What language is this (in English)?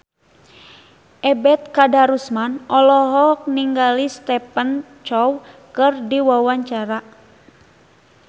Sundanese